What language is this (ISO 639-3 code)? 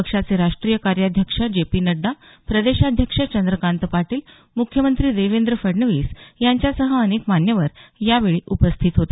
mar